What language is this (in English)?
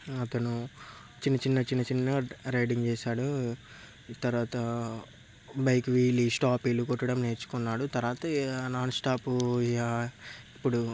Telugu